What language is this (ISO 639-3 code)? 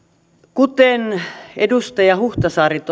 fin